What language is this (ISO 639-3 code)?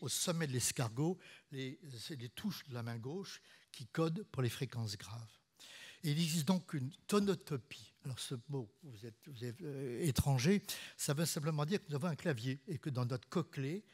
fra